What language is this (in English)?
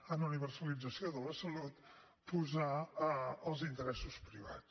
Catalan